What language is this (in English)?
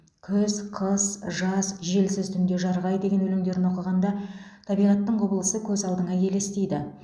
Kazakh